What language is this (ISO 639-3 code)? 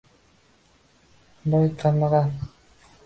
uzb